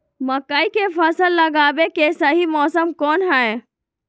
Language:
Magahi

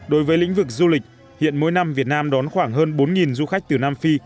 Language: Vietnamese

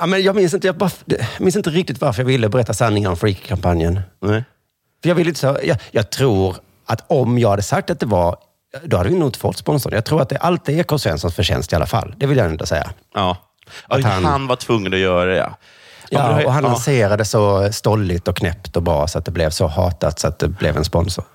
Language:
Swedish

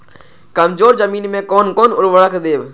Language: Maithili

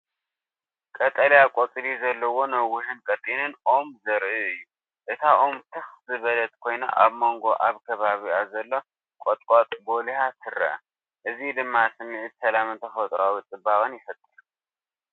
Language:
Tigrinya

